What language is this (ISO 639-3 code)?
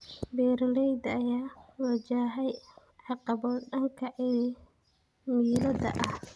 som